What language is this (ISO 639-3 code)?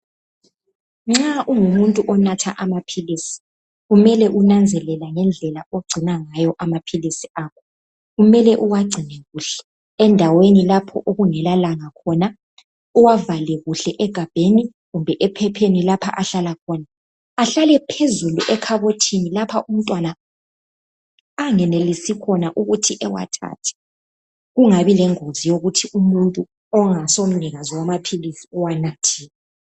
nde